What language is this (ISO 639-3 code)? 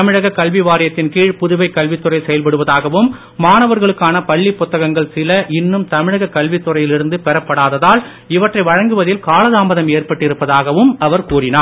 tam